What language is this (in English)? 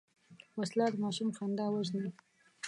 Pashto